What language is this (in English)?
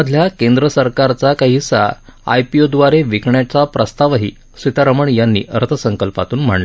Marathi